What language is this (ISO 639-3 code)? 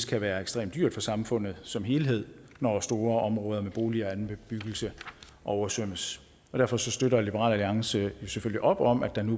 dan